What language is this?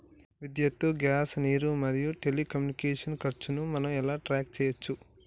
Telugu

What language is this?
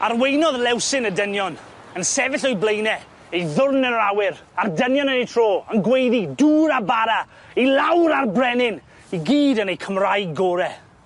Welsh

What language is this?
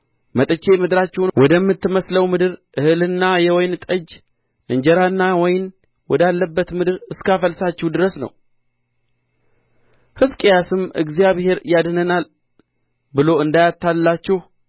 Amharic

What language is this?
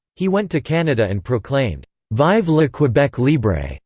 English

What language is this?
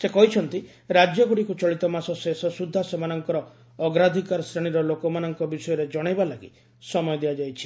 Odia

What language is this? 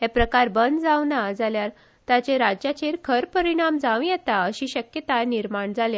Konkani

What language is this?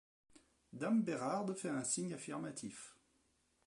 French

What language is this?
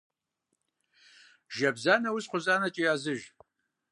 Kabardian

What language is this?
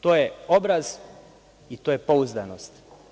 Serbian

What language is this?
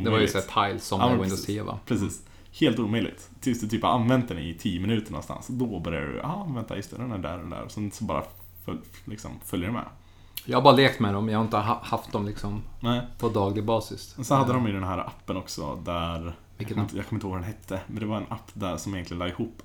Swedish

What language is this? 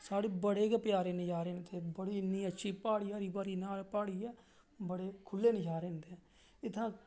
Dogri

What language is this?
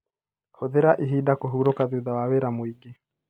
Kikuyu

